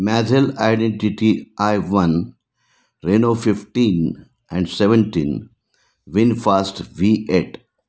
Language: Marathi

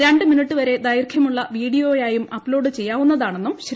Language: Malayalam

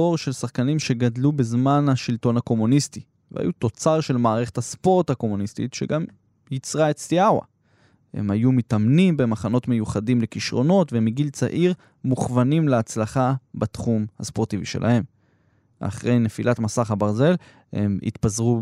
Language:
Hebrew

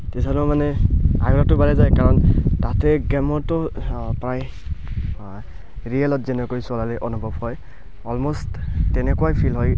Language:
Assamese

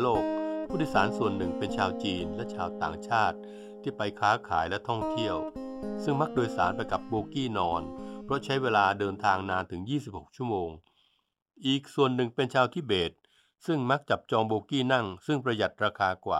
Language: Thai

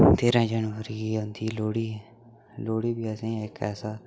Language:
Dogri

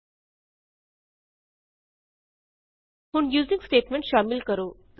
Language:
Punjabi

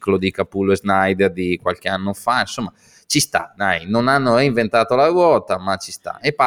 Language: Italian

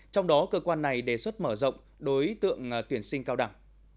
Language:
Vietnamese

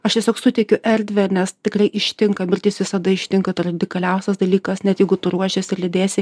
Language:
Lithuanian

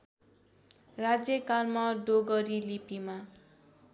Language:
Nepali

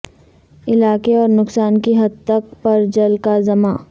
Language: Urdu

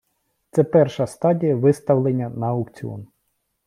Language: Ukrainian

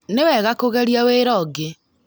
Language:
Kikuyu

